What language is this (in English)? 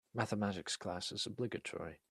English